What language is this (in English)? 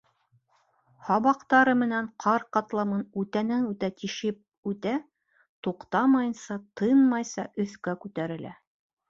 Bashkir